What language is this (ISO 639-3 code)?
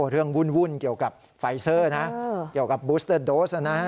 tha